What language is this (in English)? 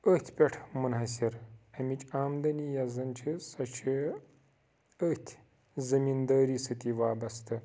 Kashmiri